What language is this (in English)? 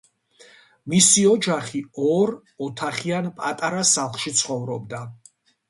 Georgian